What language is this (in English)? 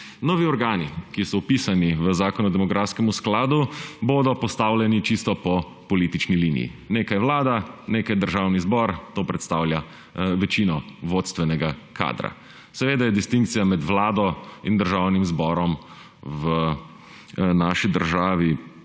Slovenian